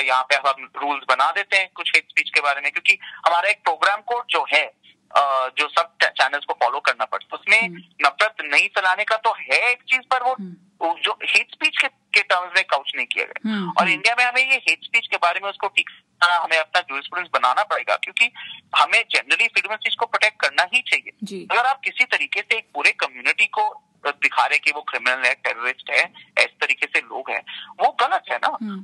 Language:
Hindi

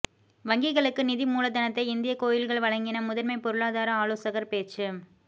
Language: Tamil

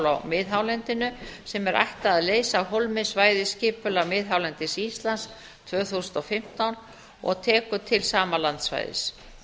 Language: Icelandic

